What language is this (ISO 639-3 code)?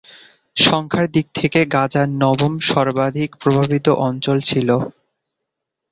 ben